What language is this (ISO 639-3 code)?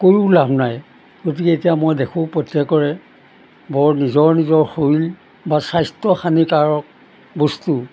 asm